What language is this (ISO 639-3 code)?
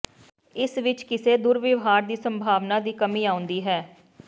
pan